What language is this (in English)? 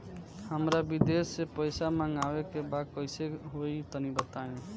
Bhojpuri